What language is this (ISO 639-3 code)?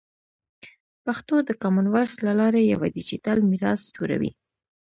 pus